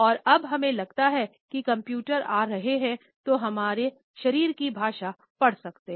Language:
Hindi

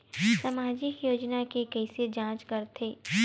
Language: Chhattisgarhi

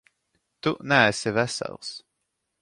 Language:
Latvian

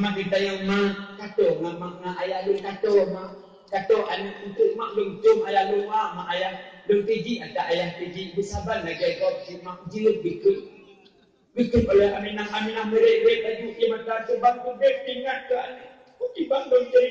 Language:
Malay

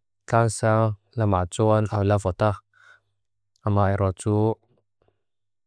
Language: Mizo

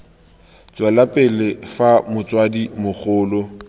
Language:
Tswana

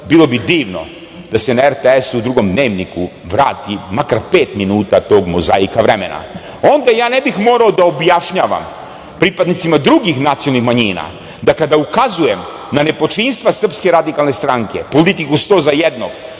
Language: Serbian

